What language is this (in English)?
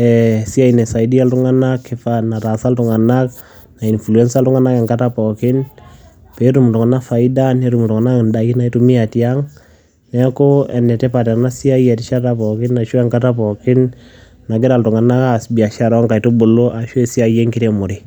Masai